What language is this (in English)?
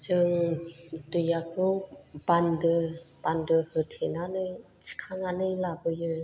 Bodo